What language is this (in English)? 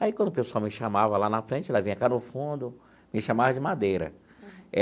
Portuguese